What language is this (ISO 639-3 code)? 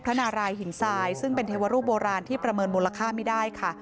tha